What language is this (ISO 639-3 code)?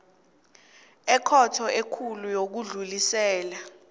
nbl